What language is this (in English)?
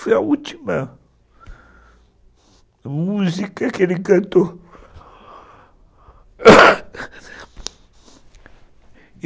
Portuguese